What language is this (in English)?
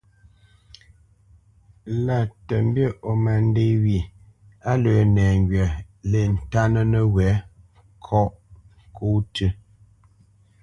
Bamenyam